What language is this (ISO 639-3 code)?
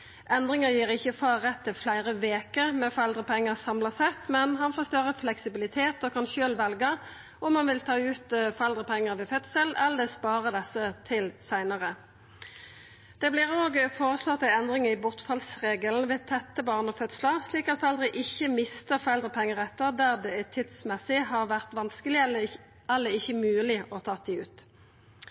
nno